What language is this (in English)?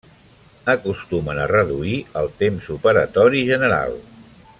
Catalan